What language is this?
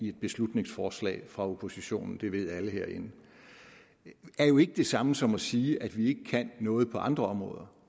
Danish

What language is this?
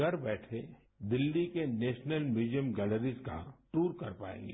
Hindi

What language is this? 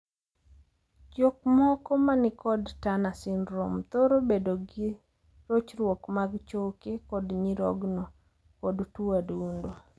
Luo (Kenya and Tanzania)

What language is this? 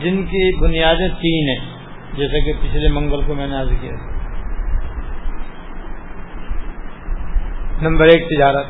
Urdu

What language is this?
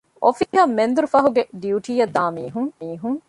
Divehi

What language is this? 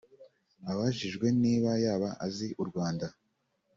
Kinyarwanda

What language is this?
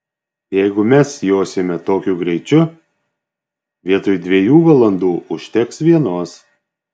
Lithuanian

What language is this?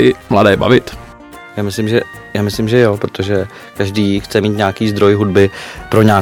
Czech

